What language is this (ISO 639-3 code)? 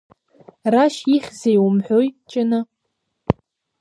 abk